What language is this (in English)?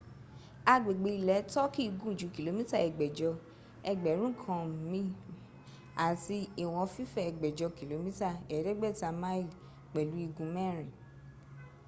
Yoruba